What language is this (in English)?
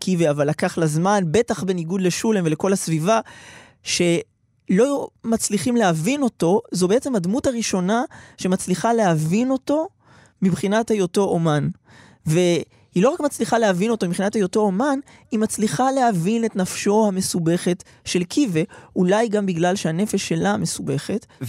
Hebrew